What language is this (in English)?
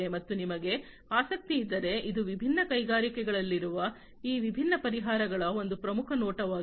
Kannada